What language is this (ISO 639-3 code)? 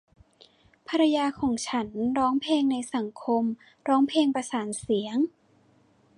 tha